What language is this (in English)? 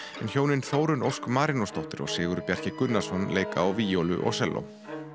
Icelandic